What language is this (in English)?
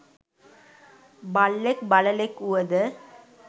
Sinhala